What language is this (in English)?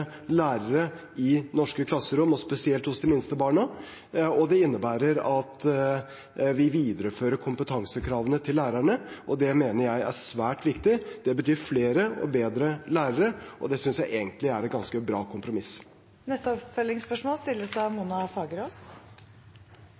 Norwegian